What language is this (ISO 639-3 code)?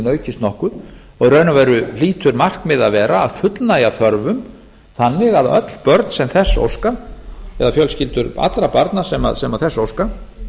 isl